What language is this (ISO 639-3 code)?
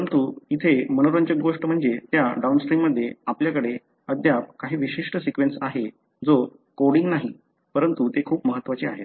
mar